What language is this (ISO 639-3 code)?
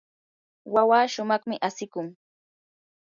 qur